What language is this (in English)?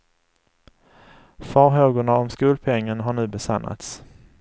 Swedish